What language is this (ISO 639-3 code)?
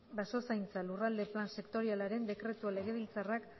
eus